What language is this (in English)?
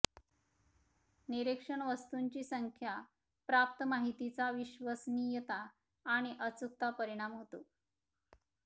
Marathi